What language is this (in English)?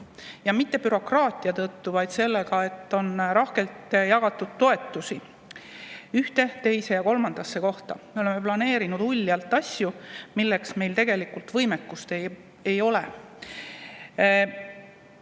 Estonian